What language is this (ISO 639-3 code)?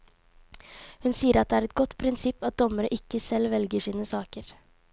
nor